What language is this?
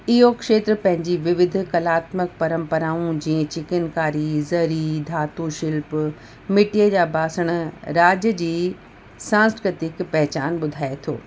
Sindhi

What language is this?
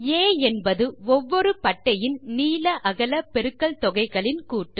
Tamil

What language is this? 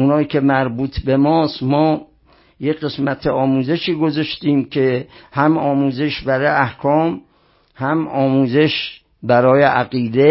Persian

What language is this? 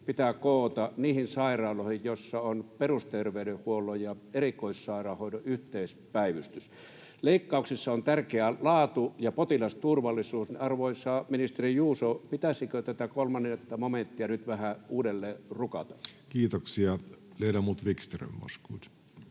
Finnish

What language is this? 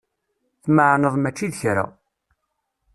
Kabyle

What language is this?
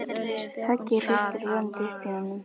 Icelandic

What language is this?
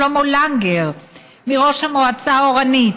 Hebrew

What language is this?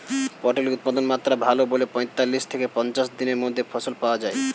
Bangla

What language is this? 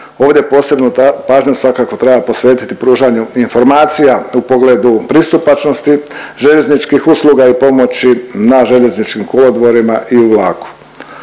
Croatian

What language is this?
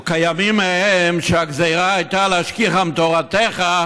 Hebrew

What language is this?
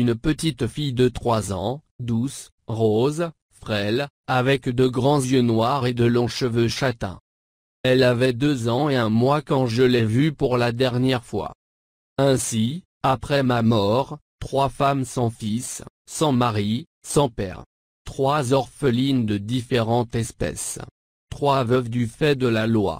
French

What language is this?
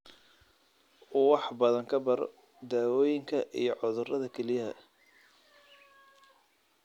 Somali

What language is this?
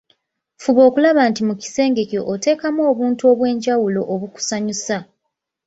Ganda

